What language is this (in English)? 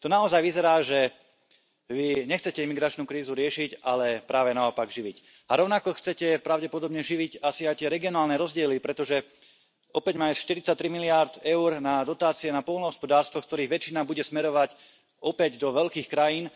Slovak